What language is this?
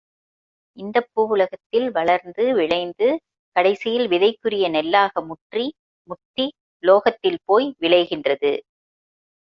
Tamil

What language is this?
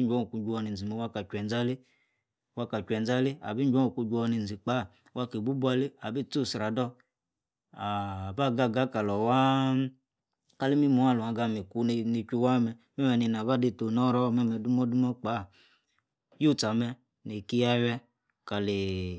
Yace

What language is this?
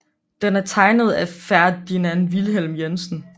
Danish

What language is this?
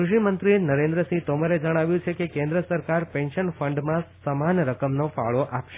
Gujarati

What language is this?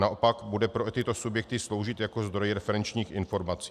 Czech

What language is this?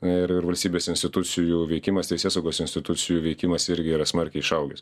Lithuanian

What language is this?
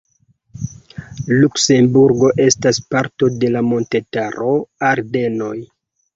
Esperanto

